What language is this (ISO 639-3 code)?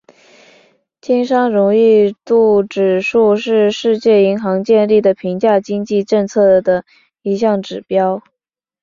zho